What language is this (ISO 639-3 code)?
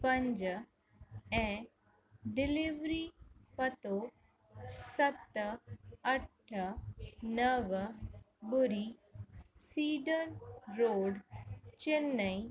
snd